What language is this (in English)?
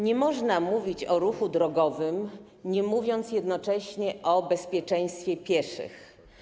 Polish